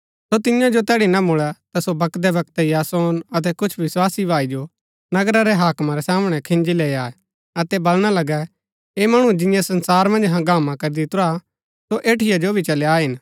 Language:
Gaddi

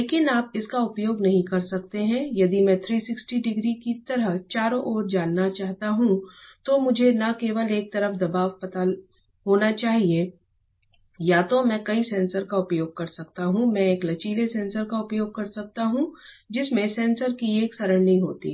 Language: Hindi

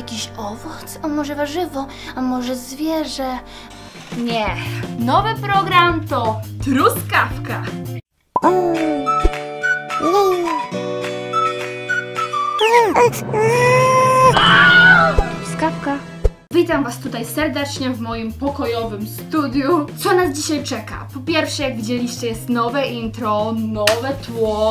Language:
Polish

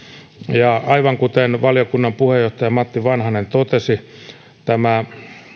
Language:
Finnish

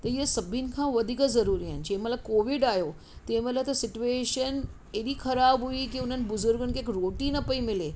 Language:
Sindhi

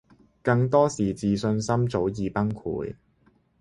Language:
Cantonese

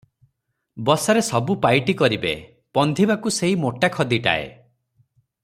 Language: Odia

